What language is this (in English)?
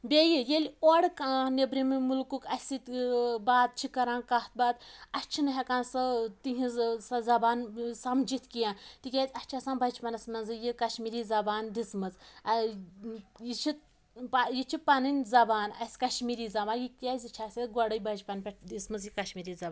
Kashmiri